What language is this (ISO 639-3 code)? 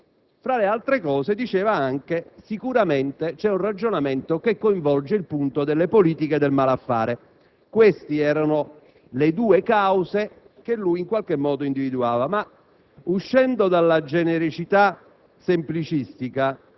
ita